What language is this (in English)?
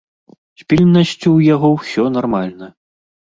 Belarusian